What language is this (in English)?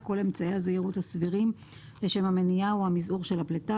Hebrew